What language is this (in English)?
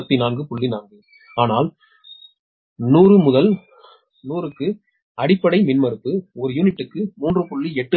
Tamil